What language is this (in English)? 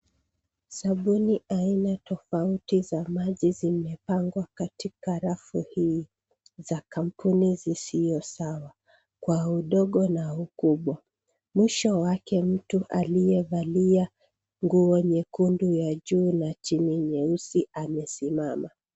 Swahili